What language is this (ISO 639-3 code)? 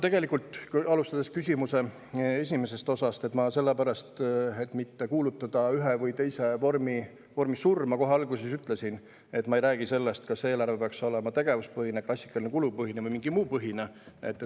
est